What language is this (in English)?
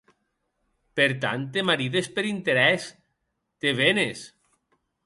Occitan